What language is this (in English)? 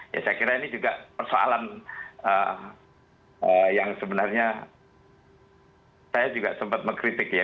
Indonesian